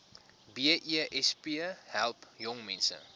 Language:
Afrikaans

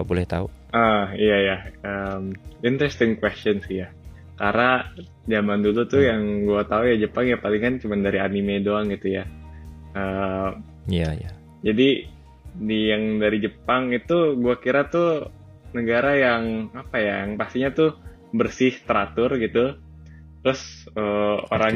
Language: Indonesian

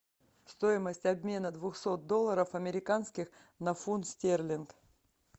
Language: Russian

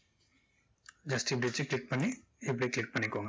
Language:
Tamil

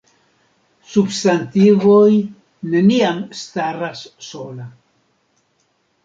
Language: Esperanto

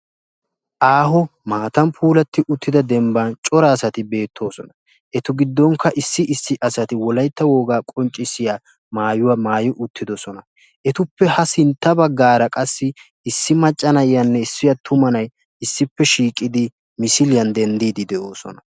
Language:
Wolaytta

